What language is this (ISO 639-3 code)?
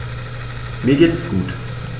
deu